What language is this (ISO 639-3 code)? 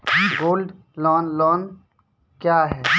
mai